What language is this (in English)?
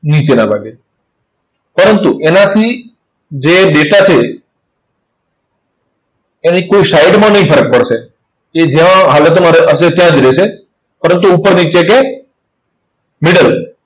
Gujarati